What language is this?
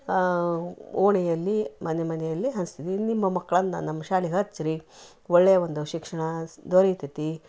Kannada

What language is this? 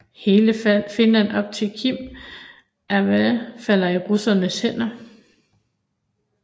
Danish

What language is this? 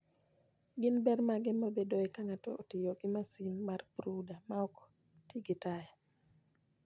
Luo (Kenya and Tanzania)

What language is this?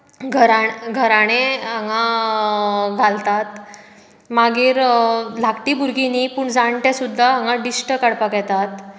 Konkani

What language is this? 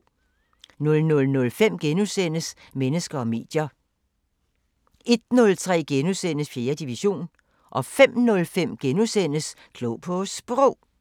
Danish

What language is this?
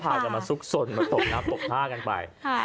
Thai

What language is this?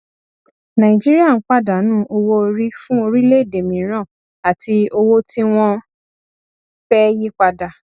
Yoruba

